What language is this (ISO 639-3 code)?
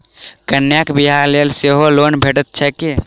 mai